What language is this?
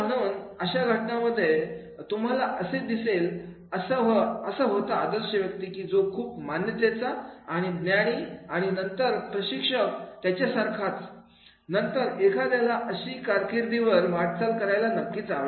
Marathi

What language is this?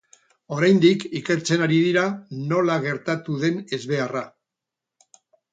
Basque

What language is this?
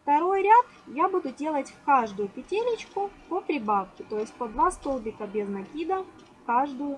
Russian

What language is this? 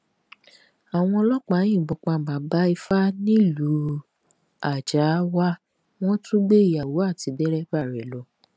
Yoruba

